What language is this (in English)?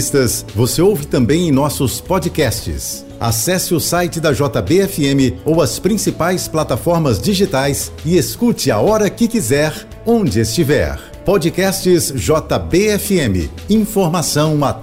Portuguese